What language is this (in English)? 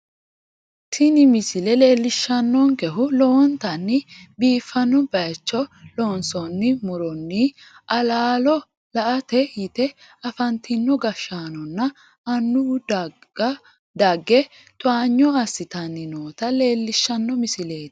Sidamo